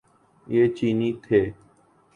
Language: Urdu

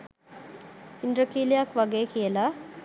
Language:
Sinhala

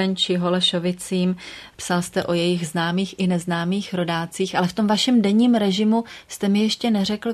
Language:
Czech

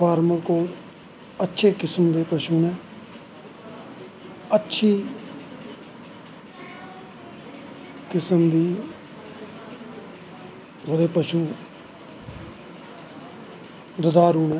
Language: Dogri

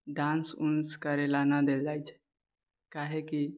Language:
Maithili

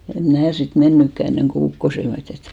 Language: Finnish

